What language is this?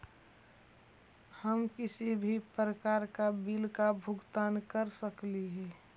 Magahi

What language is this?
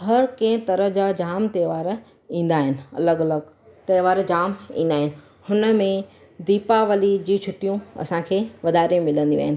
Sindhi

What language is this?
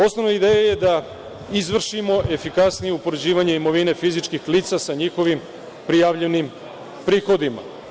Serbian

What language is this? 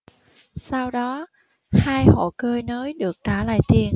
Vietnamese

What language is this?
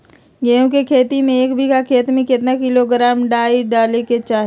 Magahi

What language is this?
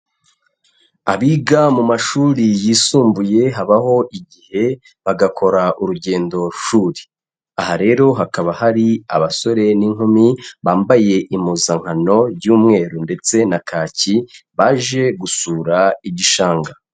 Kinyarwanda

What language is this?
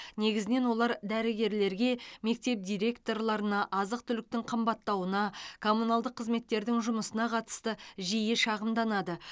Kazakh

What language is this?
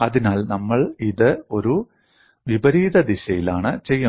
Malayalam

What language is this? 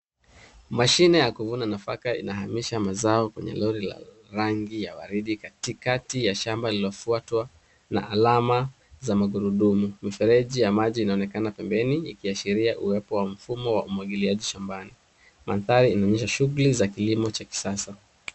Swahili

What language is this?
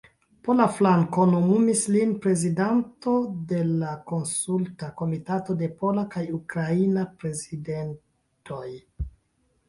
Esperanto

